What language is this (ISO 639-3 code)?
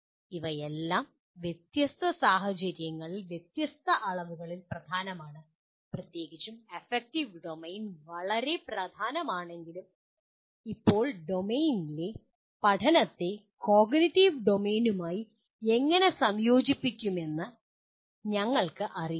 mal